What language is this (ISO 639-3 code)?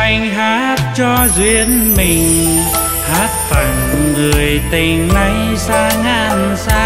vie